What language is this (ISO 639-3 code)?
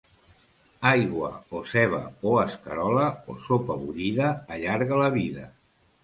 cat